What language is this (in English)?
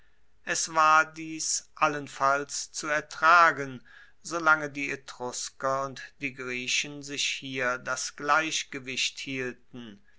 German